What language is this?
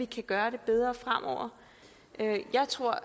Danish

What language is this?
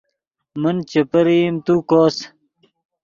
Yidgha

